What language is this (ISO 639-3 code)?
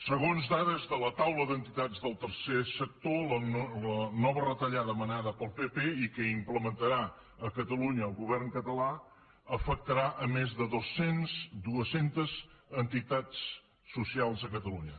cat